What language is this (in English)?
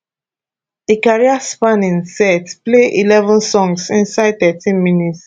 Nigerian Pidgin